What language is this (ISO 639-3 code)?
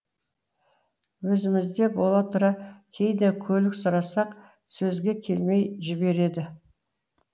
kaz